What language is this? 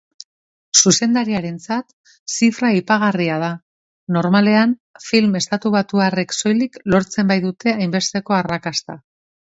Basque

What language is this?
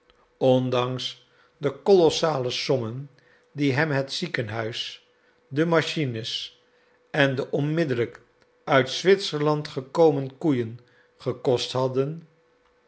Dutch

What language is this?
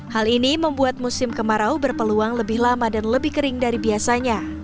Indonesian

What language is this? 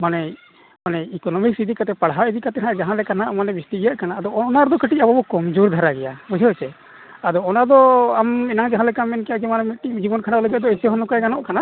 Santali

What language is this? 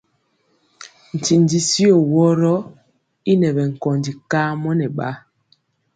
Mpiemo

